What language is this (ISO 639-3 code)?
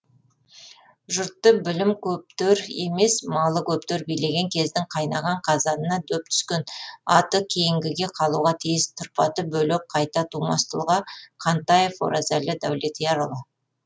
kaz